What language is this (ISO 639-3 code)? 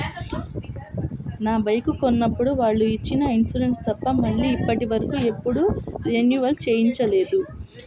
tel